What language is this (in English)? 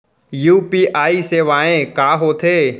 Chhattisgarhi